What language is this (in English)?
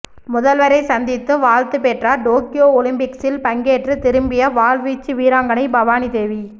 Tamil